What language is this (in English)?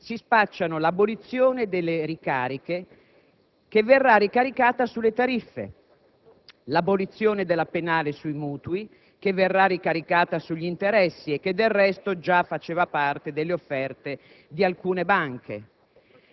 Italian